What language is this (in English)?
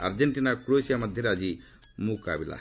Odia